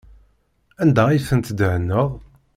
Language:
Kabyle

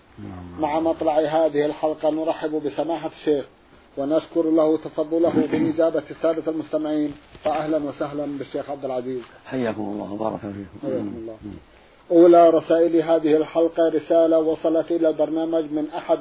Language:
Arabic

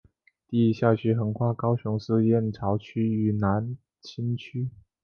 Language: Chinese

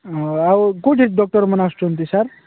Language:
Odia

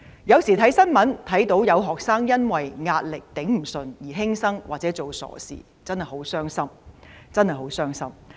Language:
Cantonese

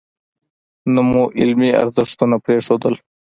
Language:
Pashto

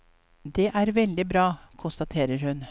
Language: Norwegian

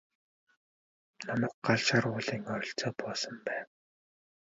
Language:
Mongolian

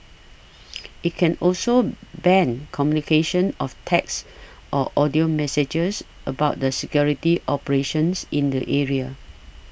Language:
English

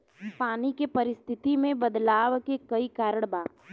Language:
Bhojpuri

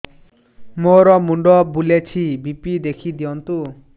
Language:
Odia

